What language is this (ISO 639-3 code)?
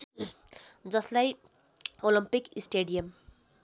nep